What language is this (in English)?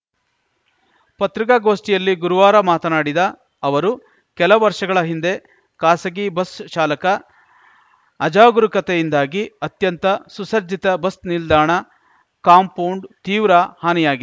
Kannada